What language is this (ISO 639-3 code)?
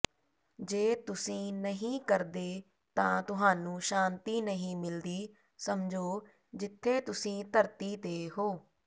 pan